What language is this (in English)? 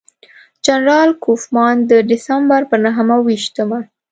Pashto